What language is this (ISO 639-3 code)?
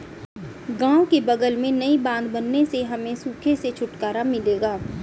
hin